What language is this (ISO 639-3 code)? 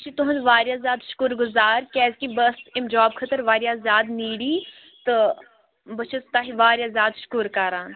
kas